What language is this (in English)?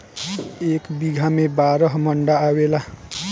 Bhojpuri